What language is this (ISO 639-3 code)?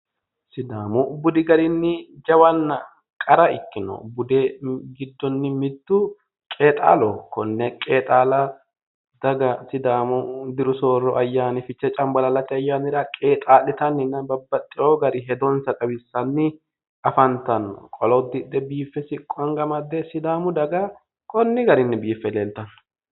sid